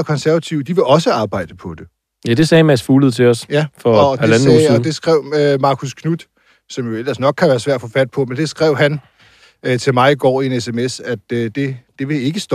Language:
Danish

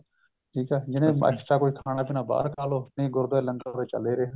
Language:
Punjabi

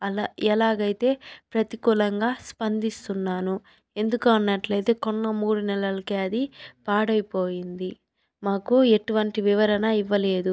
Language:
Telugu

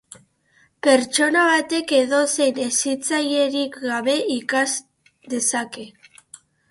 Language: Basque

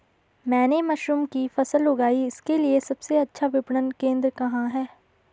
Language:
Hindi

